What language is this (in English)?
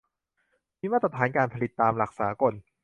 Thai